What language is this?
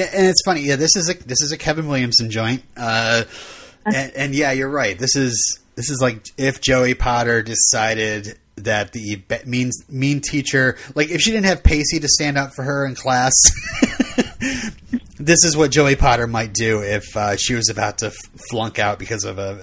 English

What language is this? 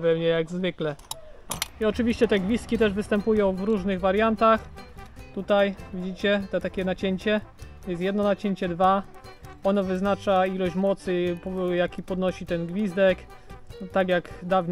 Polish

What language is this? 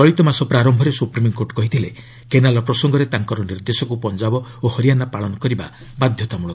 Odia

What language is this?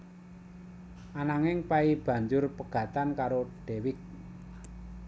Javanese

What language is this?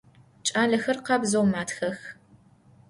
Adyghe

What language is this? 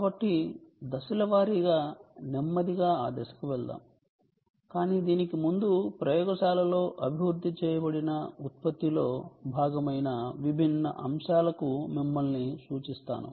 Telugu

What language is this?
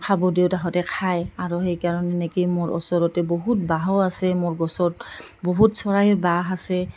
Assamese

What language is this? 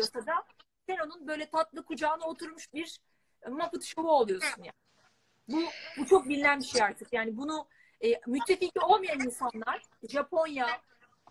Turkish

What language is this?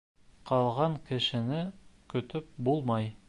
Bashkir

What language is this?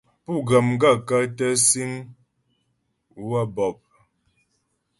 Ghomala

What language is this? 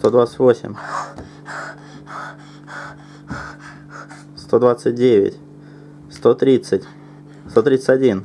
Russian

